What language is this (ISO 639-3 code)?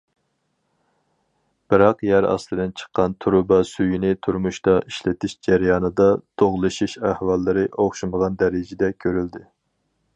uig